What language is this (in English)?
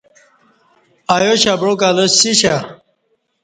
Kati